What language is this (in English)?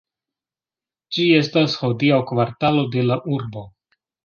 Esperanto